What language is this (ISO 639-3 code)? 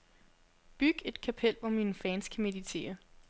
dan